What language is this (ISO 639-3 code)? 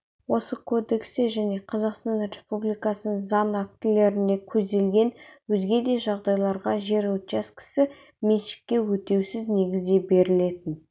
kaz